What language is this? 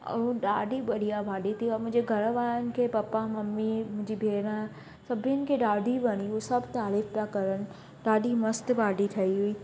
Sindhi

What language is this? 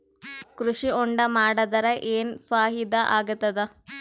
Kannada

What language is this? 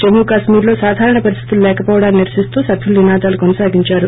Telugu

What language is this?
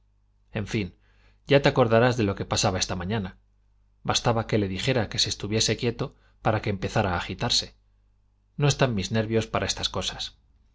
Spanish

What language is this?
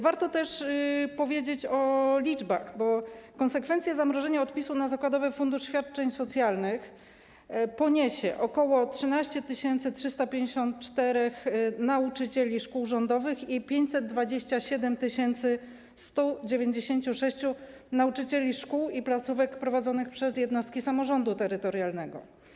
Polish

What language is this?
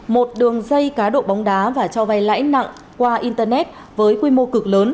Vietnamese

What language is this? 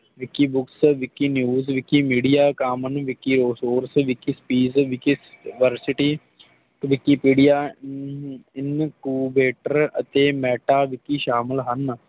Punjabi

